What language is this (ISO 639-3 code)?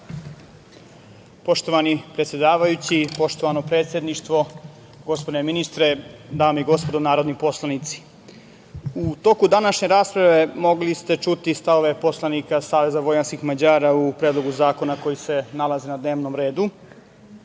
srp